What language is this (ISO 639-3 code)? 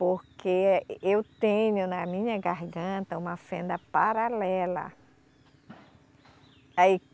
por